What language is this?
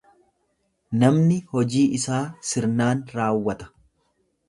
Oromo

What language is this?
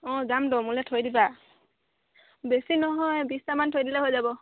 Assamese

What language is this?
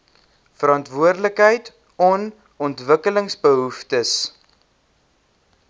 Afrikaans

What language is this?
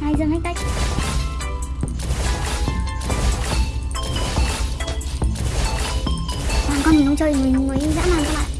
Vietnamese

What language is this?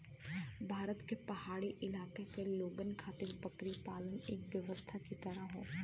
Bhojpuri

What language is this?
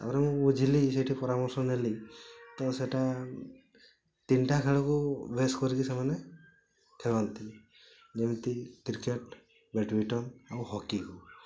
Odia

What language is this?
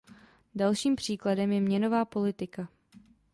Czech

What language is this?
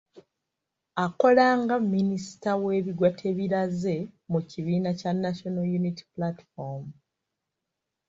Ganda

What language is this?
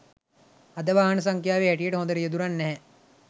Sinhala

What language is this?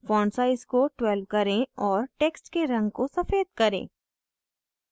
Hindi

